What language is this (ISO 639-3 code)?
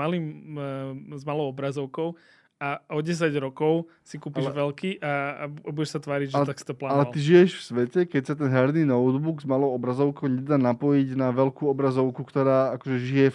slk